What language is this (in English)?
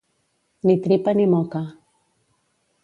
Catalan